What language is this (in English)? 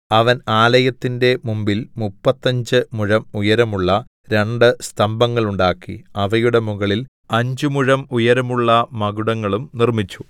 Malayalam